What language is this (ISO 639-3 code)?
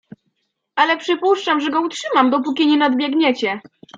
pol